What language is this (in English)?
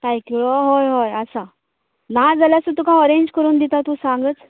Konkani